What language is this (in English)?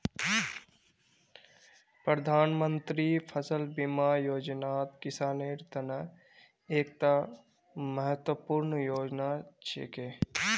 Magahi